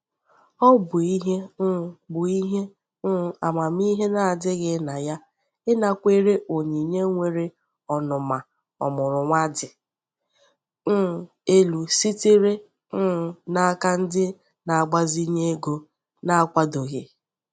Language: Igbo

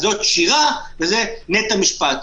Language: Hebrew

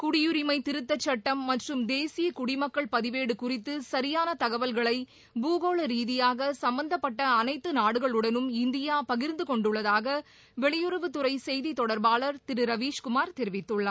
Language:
Tamil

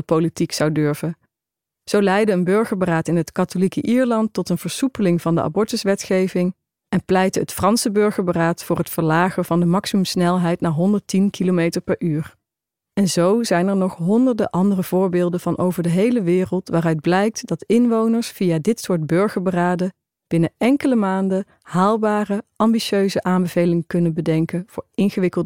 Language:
Dutch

